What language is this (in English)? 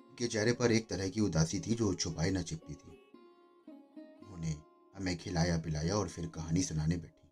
Hindi